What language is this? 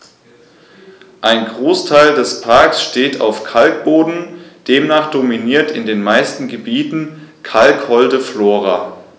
German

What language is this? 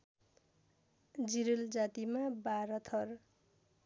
Nepali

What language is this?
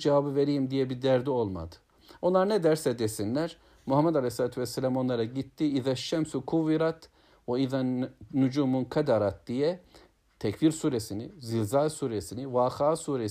Turkish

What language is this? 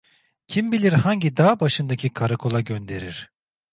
Turkish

